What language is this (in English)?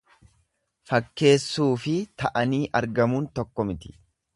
Oromo